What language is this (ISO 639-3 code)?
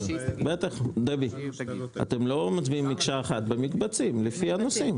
heb